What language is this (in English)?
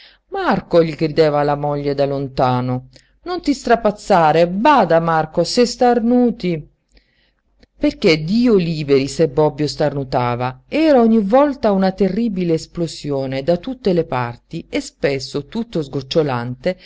Italian